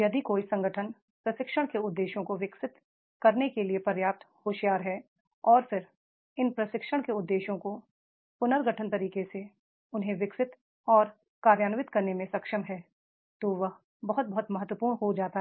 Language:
Hindi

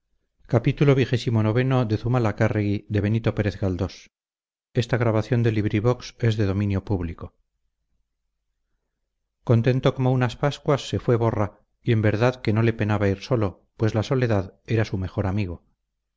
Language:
Spanish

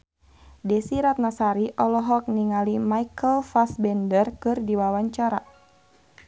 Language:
Sundanese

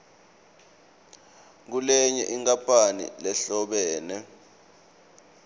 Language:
Swati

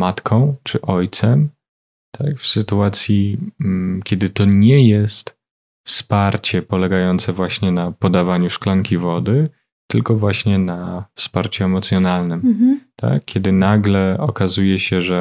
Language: Polish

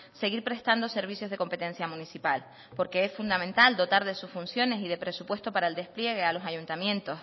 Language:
Spanish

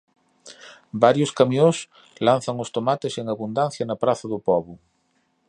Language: Galician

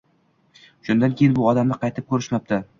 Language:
Uzbek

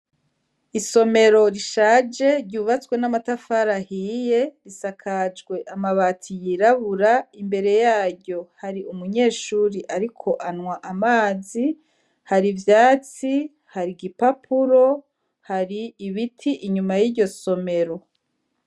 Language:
Rundi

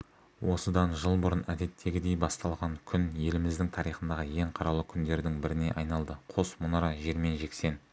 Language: Kazakh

